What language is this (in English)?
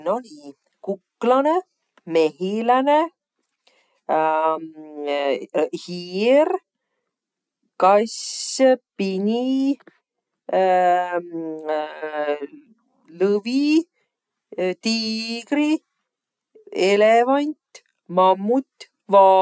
Võro